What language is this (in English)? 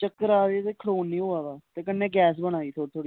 Dogri